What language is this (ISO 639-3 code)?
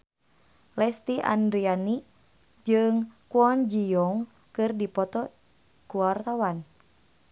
sun